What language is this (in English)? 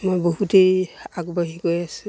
Assamese